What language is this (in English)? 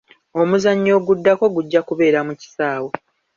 Ganda